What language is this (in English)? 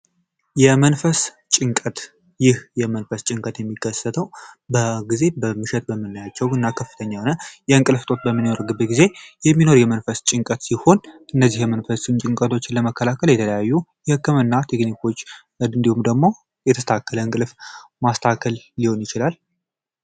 Amharic